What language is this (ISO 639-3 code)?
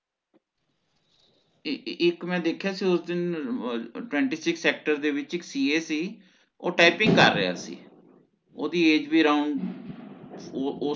pan